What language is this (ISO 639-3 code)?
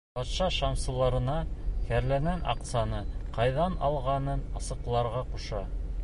bak